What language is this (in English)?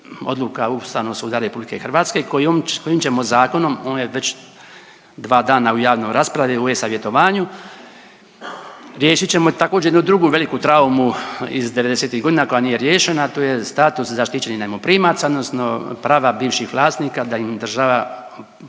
Croatian